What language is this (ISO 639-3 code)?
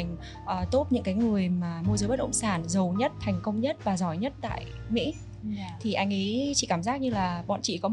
vie